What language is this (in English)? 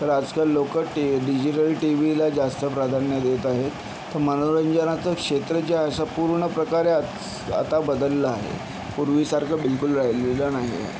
Marathi